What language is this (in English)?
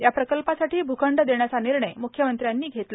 Marathi